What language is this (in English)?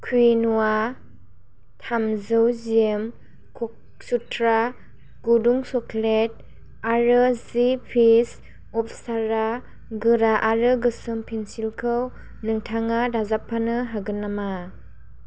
Bodo